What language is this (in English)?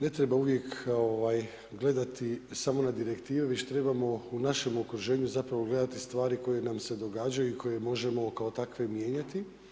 Croatian